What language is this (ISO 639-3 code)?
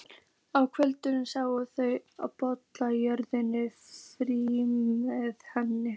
isl